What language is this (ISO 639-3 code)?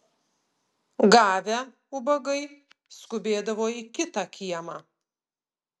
lit